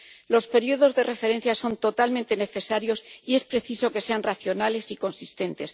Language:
Spanish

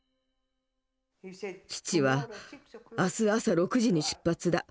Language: Japanese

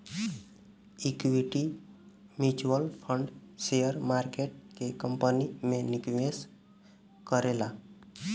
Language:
Bhojpuri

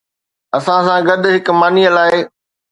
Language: Sindhi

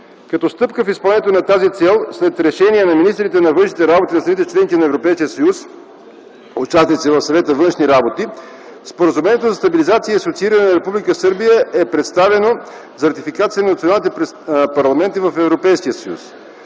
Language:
Bulgarian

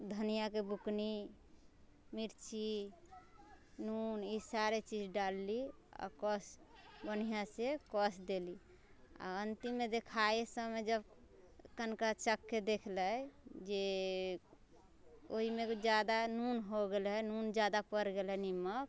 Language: Maithili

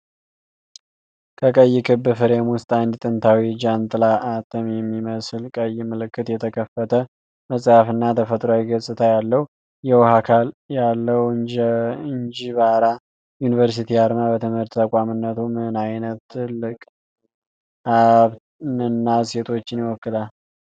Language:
Amharic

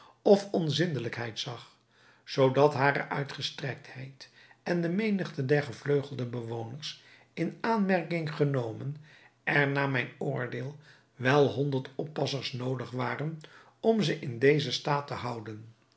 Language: Dutch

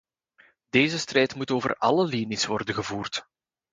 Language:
Dutch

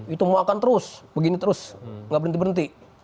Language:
Indonesian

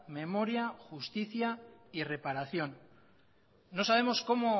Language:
Spanish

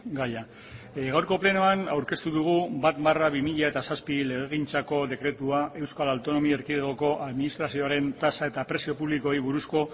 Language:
Basque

